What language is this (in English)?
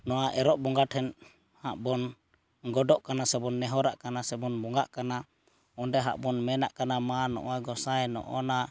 Santali